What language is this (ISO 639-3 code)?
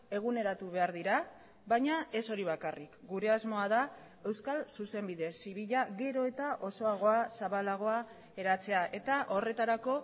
eus